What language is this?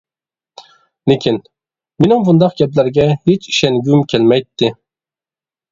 Uyghur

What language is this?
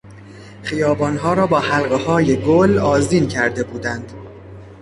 Persian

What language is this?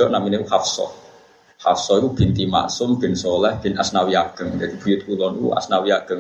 Malay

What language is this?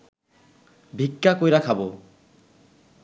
Bangla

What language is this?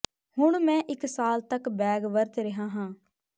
Punjabi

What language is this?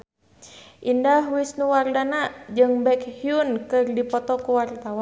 Sundanese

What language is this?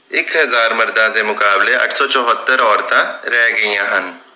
Punjabi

